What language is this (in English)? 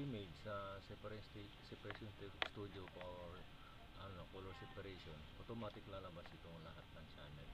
Filipino